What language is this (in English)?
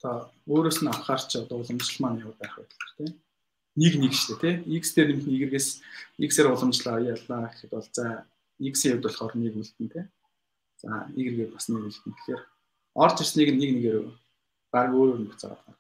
Polish